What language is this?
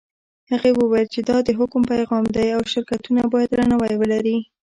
Pashto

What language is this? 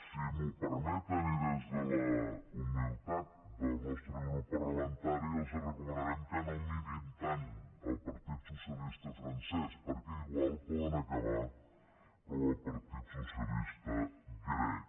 Catalan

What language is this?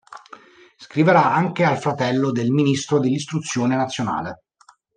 Italian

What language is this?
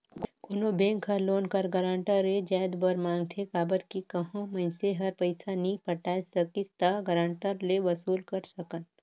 Chhattisgarhi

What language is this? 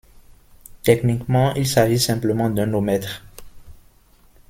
French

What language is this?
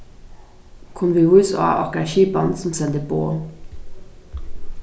Faroese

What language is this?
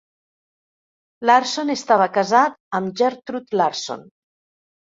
Catalan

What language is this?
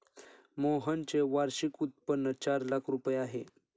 Marathi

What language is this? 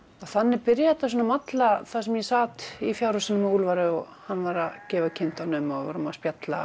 Icelandic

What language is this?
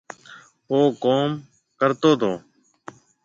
Marwari (Pakistan)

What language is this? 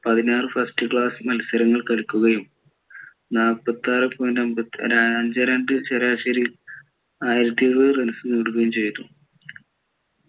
Malayalam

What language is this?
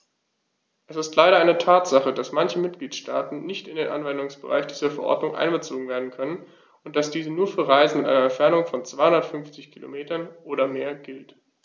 German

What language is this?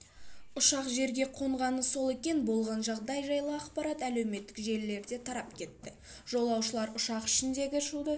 Kazakh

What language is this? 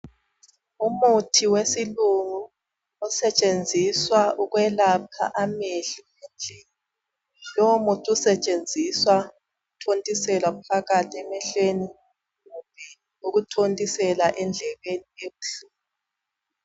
North Ndebele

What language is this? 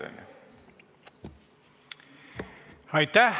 Estonian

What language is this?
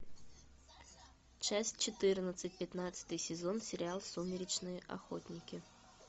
Russian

